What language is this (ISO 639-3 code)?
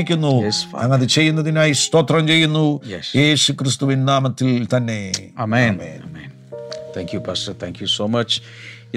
mal